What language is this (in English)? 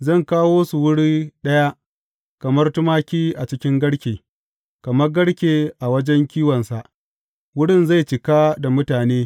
Hausa